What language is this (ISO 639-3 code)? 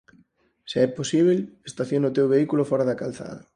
glg